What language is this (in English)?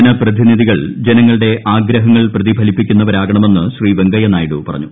Malayalam